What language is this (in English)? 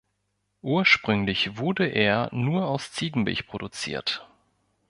German